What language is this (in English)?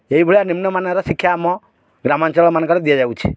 Odia